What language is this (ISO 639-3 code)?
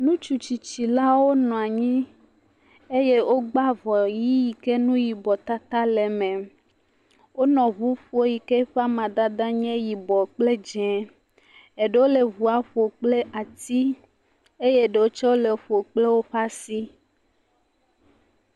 ewe